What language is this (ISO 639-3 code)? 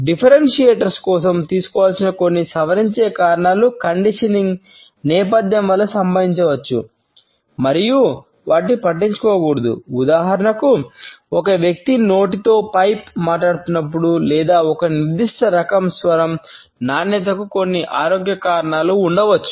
tel